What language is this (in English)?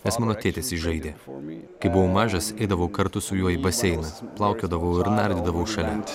Lithuanian